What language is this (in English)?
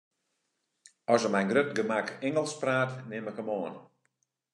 Western Frisian